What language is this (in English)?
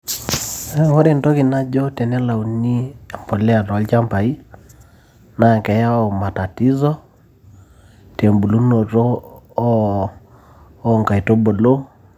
Masai